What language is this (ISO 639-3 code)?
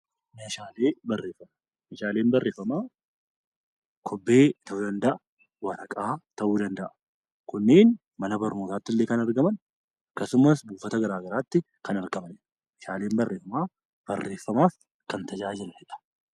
orm